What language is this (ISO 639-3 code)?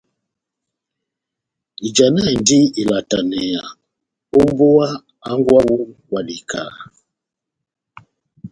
bnm